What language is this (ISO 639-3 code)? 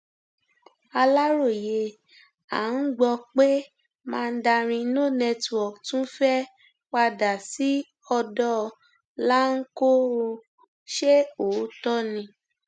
yor